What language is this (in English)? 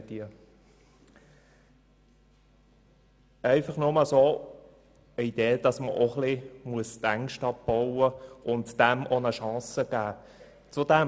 Swiss German